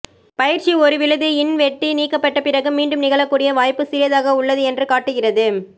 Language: Tamil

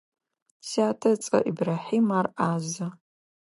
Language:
Adyghe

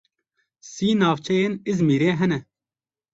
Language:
Kurdish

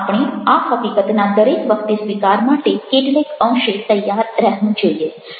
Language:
Gujarati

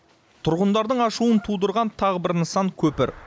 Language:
Kazakh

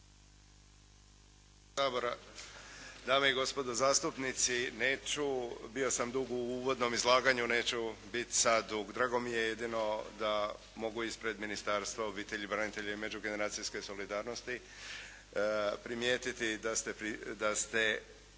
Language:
Croatian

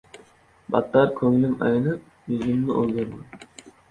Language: Uzbek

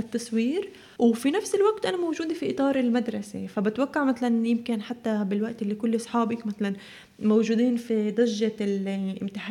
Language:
Arabic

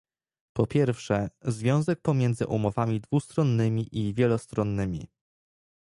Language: Polish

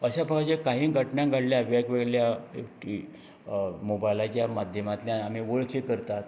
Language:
Konkani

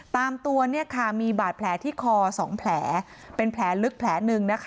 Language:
Thai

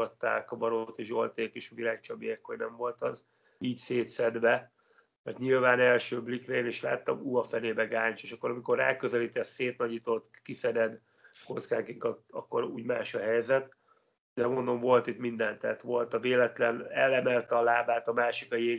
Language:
Hungarian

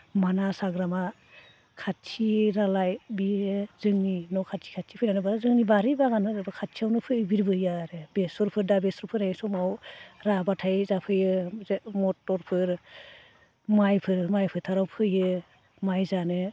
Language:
Bodo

